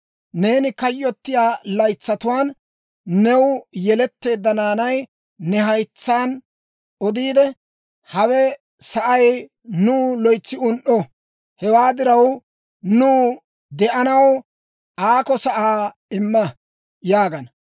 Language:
Dawro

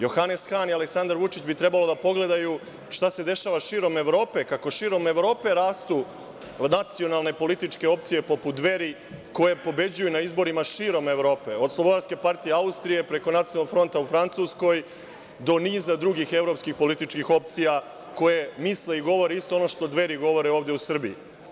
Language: Serbian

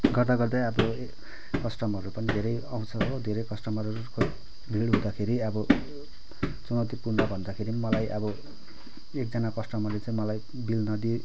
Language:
Nepali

